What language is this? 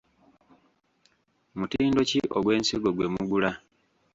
Ganda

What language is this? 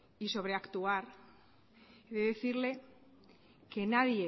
Spanish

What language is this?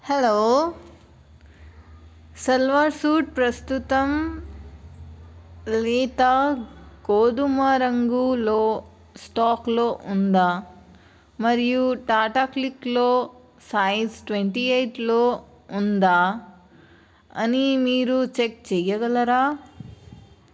Telugu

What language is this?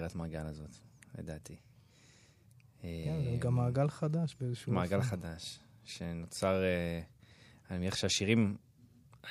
Hebrew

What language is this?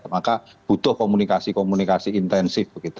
Indonesian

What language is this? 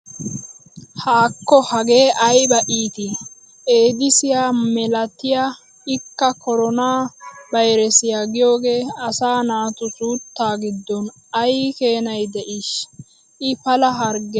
Wolaytta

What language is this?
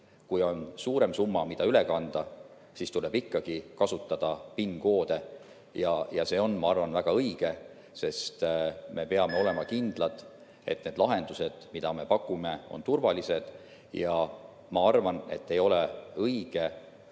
Estonian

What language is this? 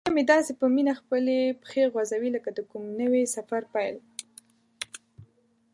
Pashto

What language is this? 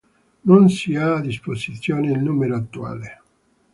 Italian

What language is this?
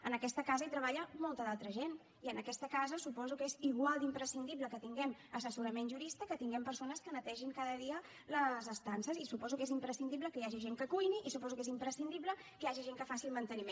Catalan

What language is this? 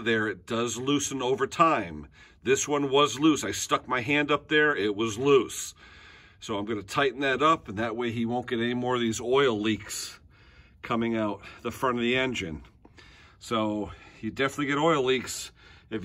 English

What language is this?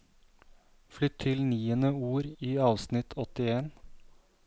Norwegian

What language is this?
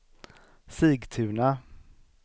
Swedish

